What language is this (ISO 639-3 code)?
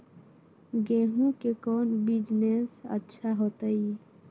mag